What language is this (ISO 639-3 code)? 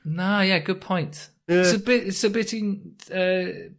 cym